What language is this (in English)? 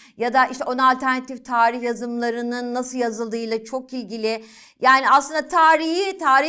Turkish